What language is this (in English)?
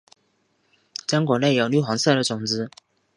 Chinese